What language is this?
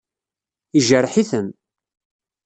Kabyle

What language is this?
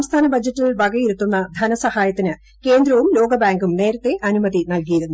Malayalam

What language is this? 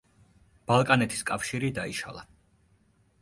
Georgian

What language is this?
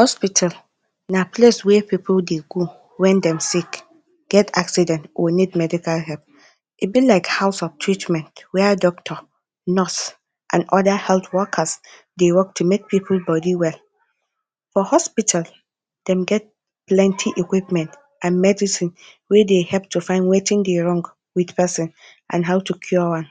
Nigerian Pidgin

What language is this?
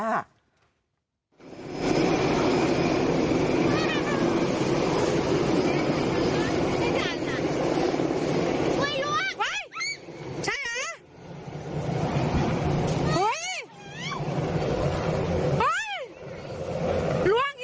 Thai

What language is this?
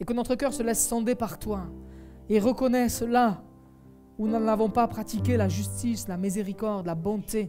French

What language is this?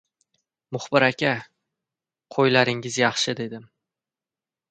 Uzbek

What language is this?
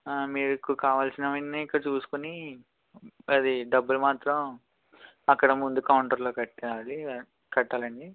Telugu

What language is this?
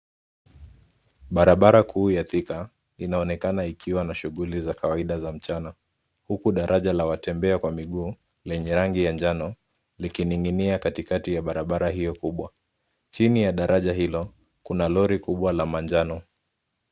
Swahili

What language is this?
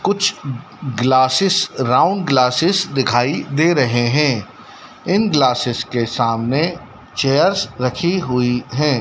Hindi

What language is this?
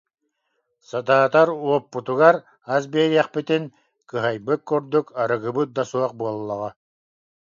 Yakut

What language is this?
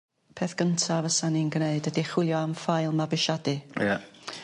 Welsh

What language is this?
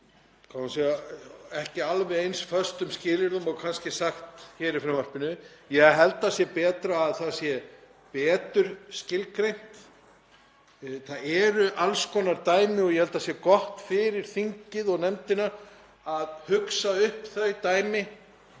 Icelandic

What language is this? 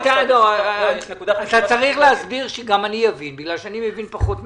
Hebrew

